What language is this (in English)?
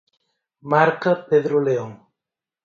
Galician